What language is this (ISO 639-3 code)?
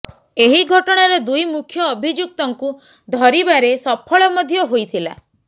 ori